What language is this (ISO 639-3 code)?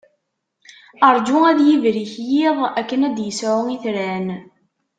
kab